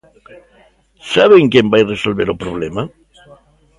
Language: Galician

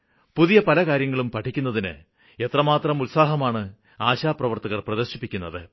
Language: Malayalam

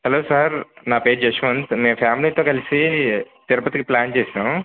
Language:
Telugu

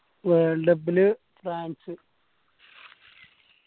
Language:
Malayalam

